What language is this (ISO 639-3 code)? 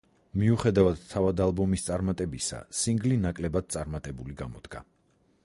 kat